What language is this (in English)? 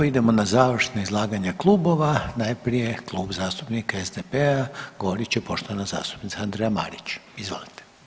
Croatian